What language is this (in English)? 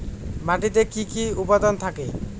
Bangla